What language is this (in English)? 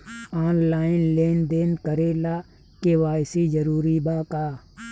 Bhojpuri